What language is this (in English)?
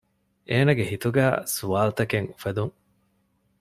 Divehi